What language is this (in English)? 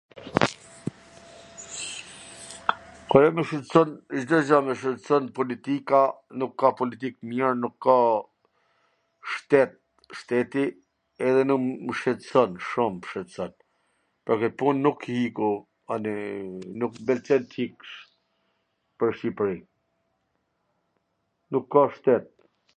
Gheg Albanian